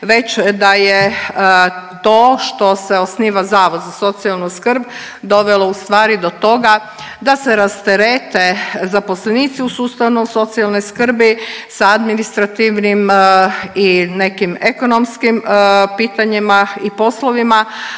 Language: Croatian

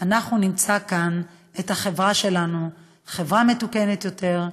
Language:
Hebrew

